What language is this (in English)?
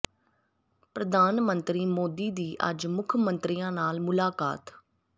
Punjabi